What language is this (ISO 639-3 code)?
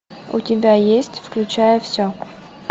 rus